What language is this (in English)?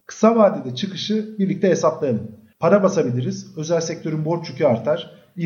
Turkish